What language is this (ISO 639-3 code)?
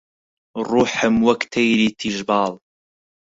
ckb